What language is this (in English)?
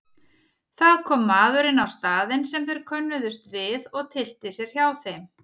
Icelandic